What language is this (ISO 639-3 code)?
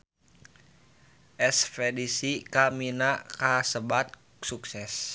sun